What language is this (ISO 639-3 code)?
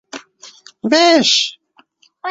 uzb